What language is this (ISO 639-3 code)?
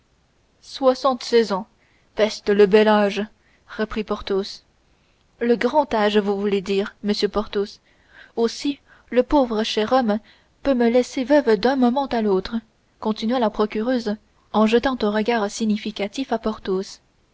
fra